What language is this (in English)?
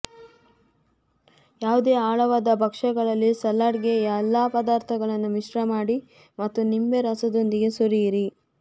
Kannada